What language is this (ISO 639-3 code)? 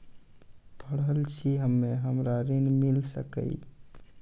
mai